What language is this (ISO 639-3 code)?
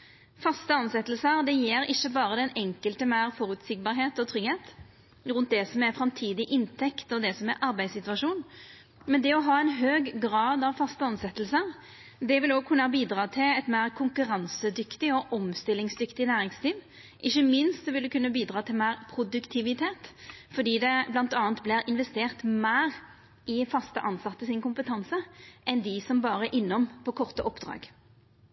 nno